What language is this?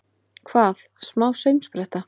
Icelandic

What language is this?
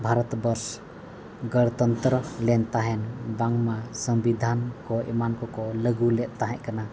Santali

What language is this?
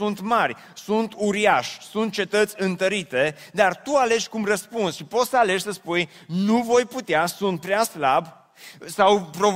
Romanian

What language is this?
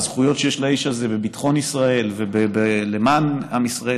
Hebrew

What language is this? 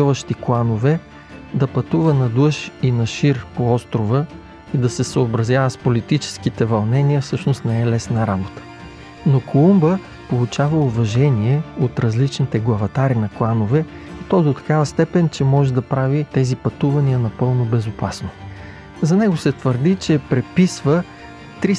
Bulgarian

